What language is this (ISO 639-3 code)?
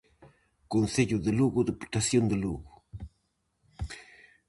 glg